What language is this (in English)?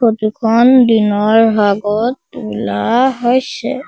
Assamese